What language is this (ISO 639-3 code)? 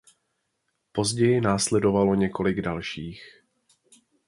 ces